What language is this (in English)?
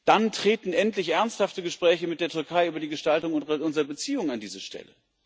German